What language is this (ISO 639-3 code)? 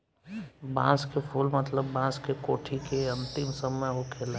bho